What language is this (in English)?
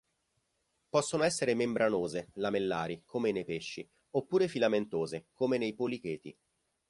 Italian